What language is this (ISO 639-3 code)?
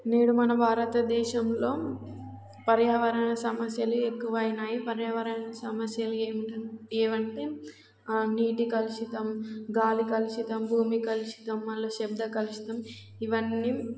tel